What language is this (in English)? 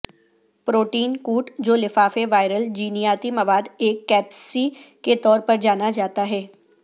Urdu